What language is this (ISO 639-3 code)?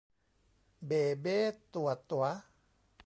tha